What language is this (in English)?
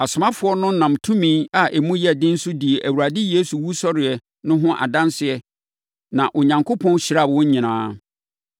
Akan